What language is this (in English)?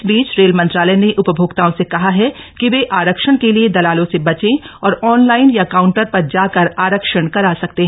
Hindi